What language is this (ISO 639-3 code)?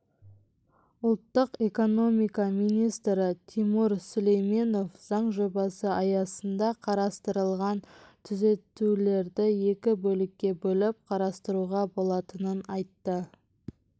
kaz